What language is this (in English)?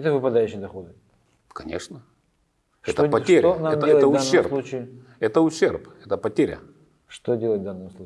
Russian